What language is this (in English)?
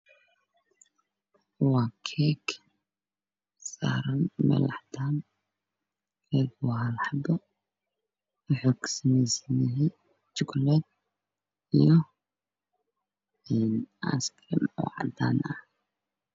Somali